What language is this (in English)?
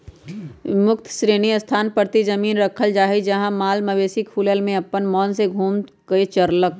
Magahi